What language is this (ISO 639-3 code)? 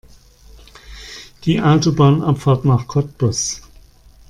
deu